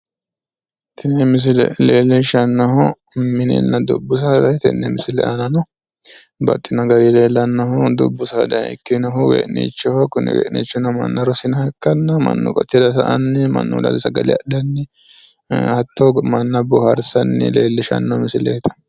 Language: Sidamo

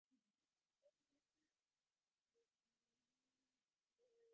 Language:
Divehi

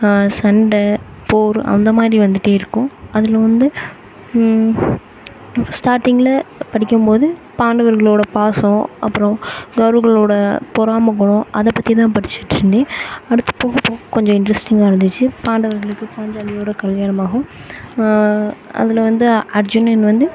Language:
Tamil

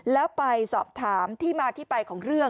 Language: Thai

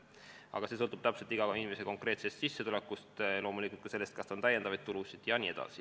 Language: Estonian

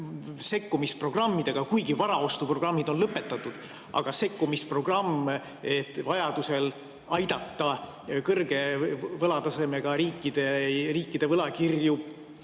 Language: Estonian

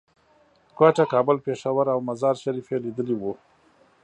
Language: Pashto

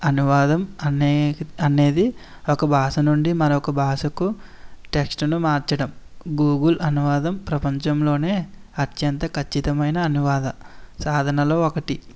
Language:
Telugu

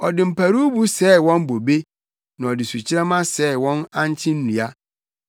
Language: Akan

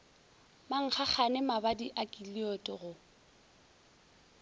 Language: Northern Sotho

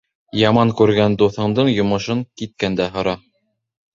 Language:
Bashkir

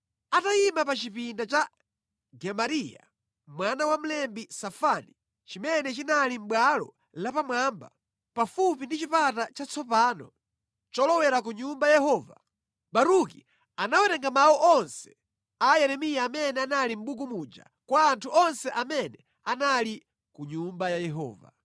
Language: Nyanja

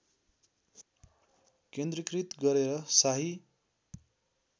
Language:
Nepali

